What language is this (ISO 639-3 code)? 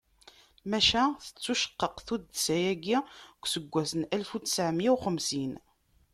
kab